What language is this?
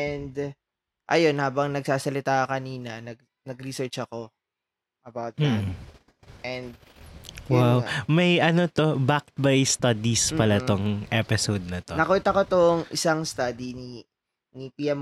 Filipino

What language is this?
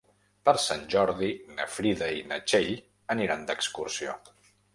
Catalan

